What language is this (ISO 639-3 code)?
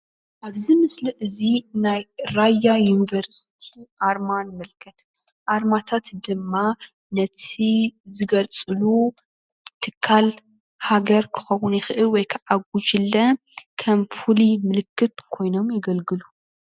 tir